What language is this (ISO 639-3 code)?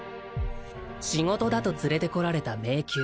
jpn